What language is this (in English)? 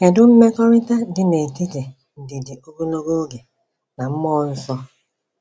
Igbo